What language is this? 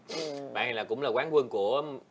Vietnamese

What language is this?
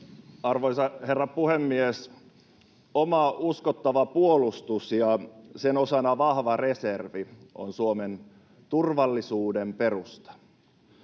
Finnish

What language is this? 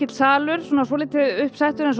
Icelandic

